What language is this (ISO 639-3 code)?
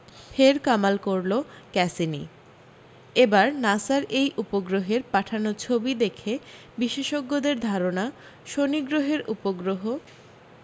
ben